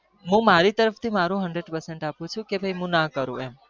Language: Gujarati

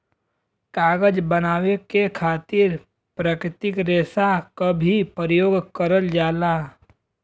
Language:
Bhojpuri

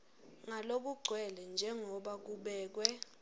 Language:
Swati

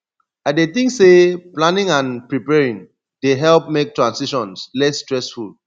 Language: Nigerian Pidgin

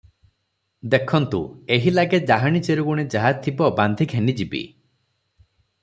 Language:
Odia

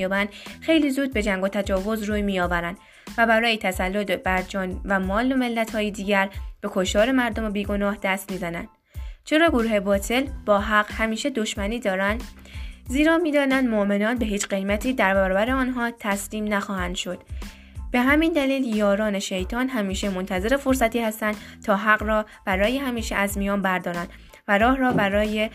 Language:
Persian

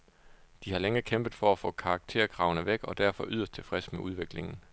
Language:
Danish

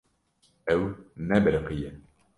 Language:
Kurdish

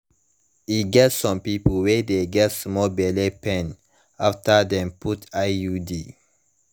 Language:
Nigerian Pidgin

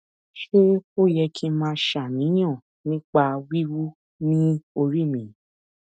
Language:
Yoruba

